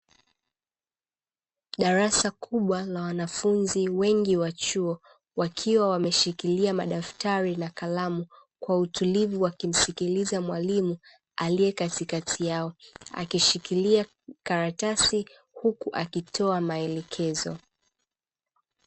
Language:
Swahili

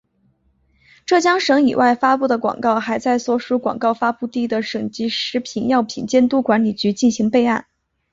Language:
Chinese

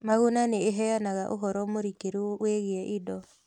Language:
Kikuyu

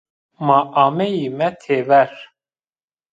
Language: Zaza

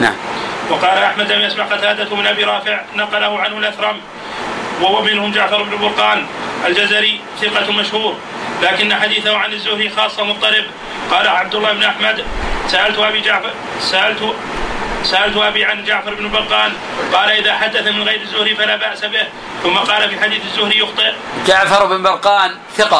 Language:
Arabic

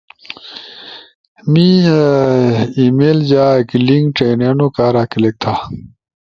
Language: Ushojo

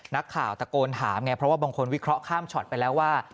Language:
Thai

